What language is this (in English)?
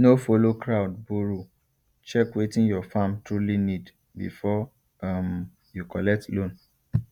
Nigerian Pidgin